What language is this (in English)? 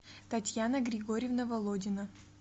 Russian